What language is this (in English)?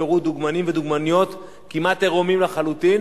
Hebrew